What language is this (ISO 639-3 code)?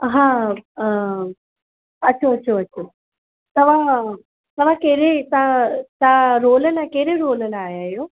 snd